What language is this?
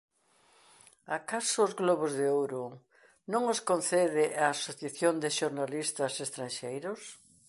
Galician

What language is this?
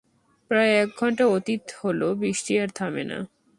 Bangla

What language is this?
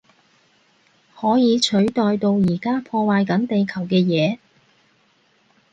Cantonese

